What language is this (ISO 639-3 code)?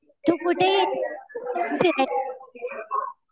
mar